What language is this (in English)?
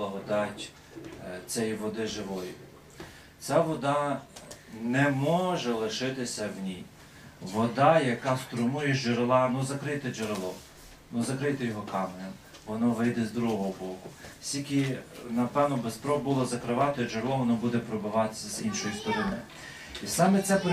Ukrainian